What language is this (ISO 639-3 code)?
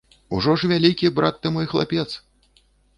bel